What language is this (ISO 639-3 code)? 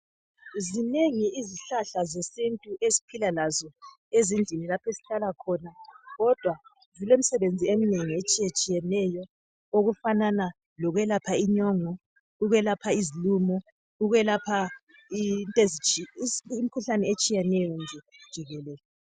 nde